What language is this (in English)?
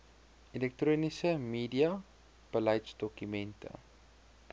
Afrikaans